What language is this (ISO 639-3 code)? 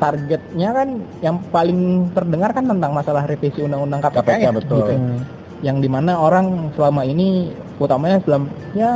ind